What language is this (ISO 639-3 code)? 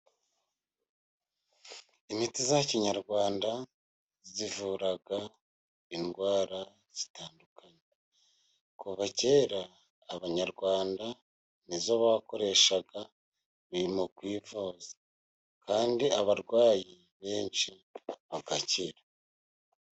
kin